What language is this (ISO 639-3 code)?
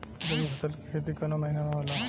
bho